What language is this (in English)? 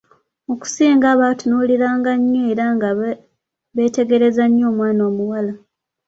Ganda